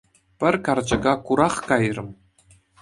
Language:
Chuvash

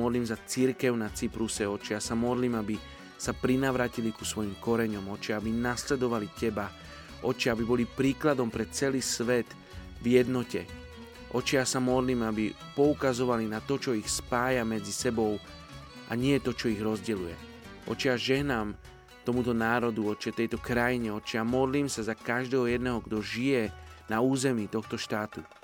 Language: Slovak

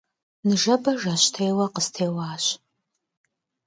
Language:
Kabardian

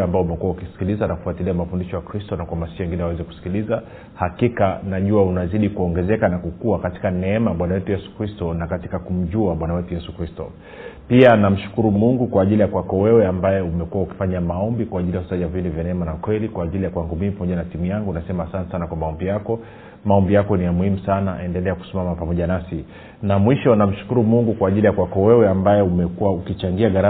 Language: Swahili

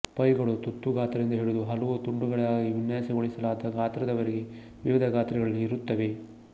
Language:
Kannada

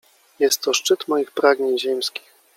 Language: Polish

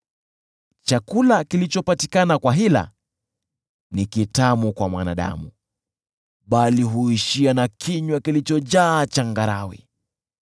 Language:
Swahili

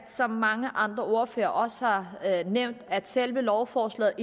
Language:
Danish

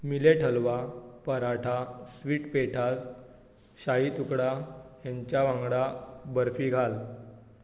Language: Konkani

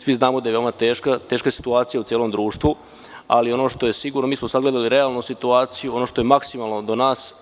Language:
Serbian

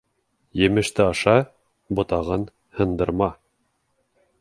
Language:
Bashkir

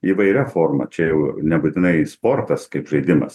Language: Lithuanian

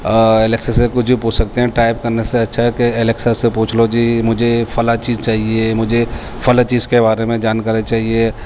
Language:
Urdu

